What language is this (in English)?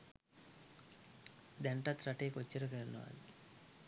Sinhala